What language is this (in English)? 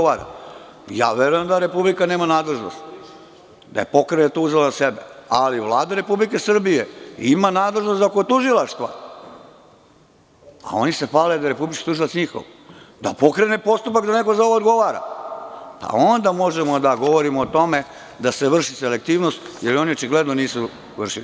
Serbian